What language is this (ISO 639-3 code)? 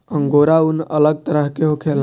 bho